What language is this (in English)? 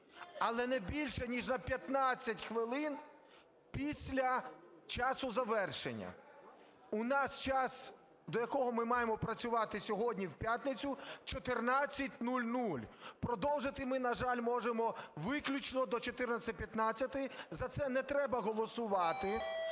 Ukrainian